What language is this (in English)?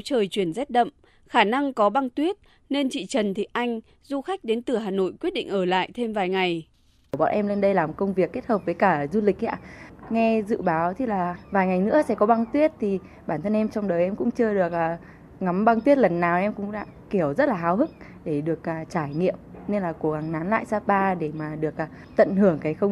Vietnamese